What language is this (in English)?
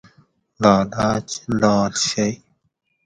Gawri